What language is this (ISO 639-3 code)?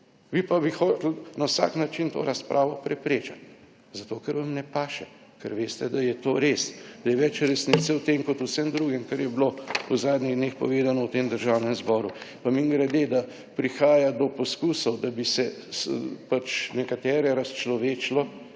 slv